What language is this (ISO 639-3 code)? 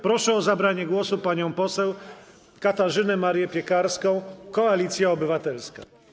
pol